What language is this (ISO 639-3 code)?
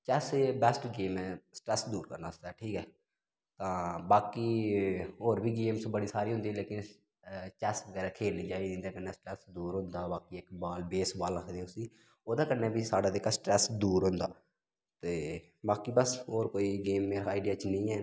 doi